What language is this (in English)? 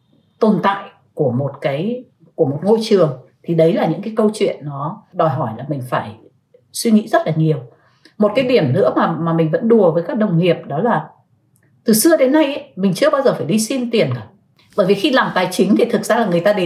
Vietnamese